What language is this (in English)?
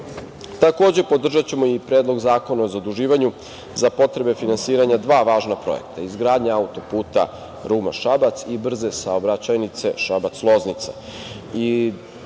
Serbian